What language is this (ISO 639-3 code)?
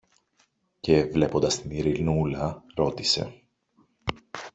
ell